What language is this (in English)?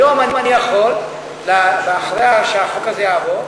Hebrew